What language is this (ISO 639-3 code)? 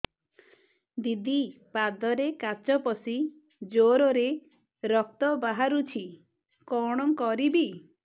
ori